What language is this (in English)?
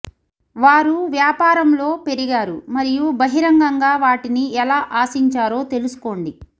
Telugu